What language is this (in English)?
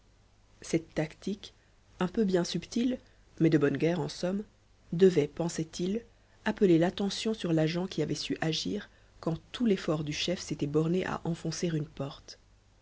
French